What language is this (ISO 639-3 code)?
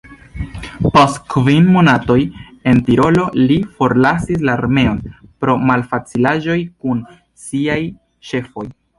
epo